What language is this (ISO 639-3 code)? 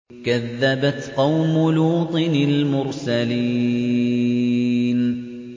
ara